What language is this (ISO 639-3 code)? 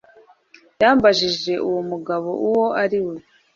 kin